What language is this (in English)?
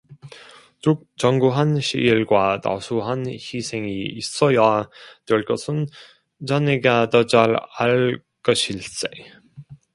Korean